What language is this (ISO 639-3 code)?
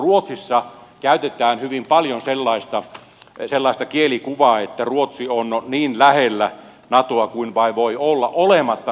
fin